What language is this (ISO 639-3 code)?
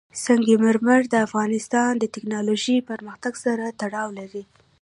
pus